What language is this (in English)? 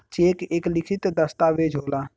Bhojpuri